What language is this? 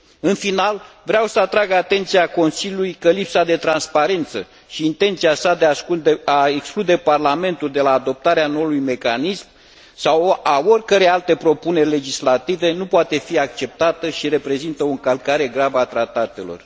Romanian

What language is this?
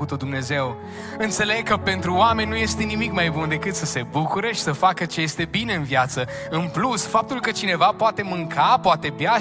Romanian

